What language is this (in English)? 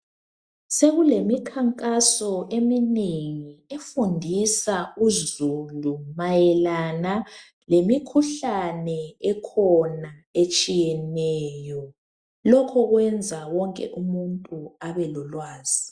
North Ndebele